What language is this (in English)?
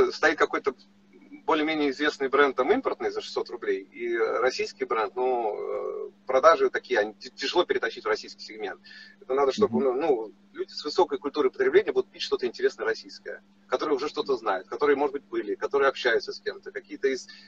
Russian